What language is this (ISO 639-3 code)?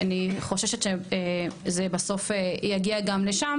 heb